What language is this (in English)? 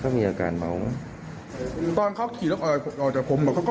Thai